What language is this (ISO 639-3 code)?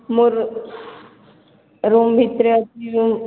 ori